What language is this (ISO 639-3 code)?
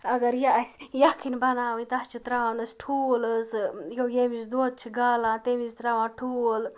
kas